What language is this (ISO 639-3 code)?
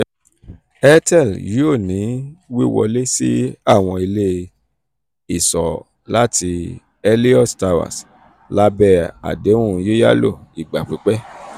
yor